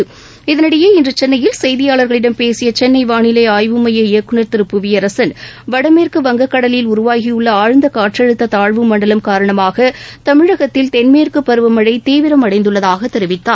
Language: Tamil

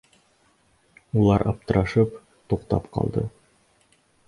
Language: Bashkir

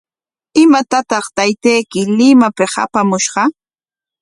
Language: Corongo Ancash Quechua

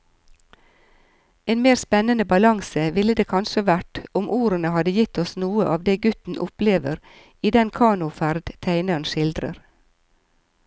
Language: Norwegian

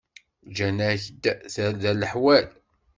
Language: Kabyle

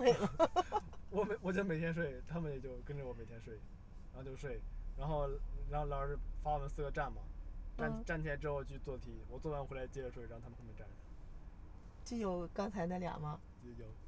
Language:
Chinese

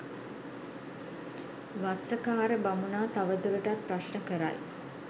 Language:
Sinhala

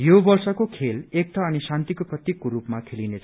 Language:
Nepali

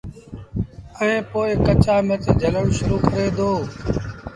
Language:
Sindhi Bhil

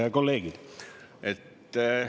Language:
Estonian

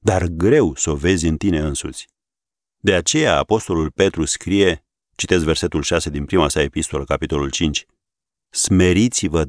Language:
Romanian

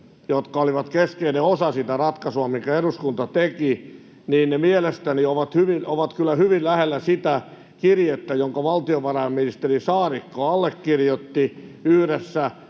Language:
Finnish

